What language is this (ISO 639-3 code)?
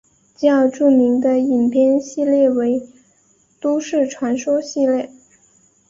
zho